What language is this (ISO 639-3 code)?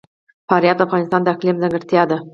pus